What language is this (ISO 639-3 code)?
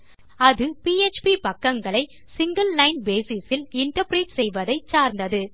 tam